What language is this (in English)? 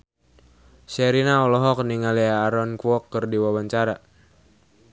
Sundanese